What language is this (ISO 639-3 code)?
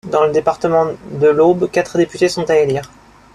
fra